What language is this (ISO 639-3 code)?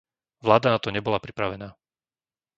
slk